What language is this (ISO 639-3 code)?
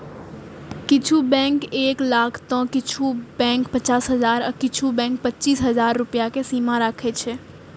mai